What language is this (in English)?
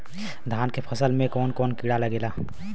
Bhojpuri